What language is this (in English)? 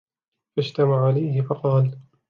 Arabic